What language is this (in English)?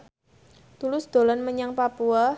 Javanese